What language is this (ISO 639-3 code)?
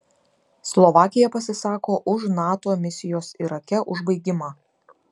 lit